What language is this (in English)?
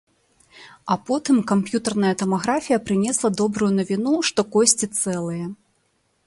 Belarusian